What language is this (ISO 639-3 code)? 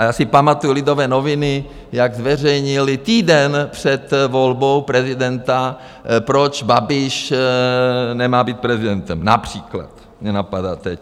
ces